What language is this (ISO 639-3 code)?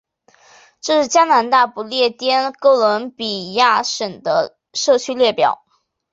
zho